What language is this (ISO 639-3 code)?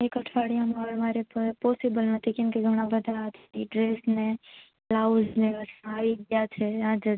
guj